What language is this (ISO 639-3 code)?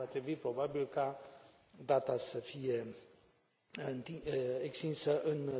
ron